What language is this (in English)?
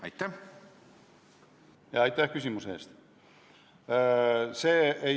Estonian